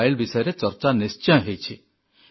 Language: Odia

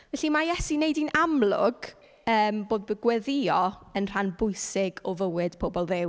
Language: Welsh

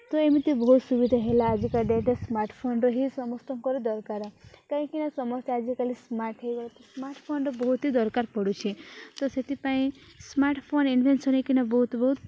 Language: Odia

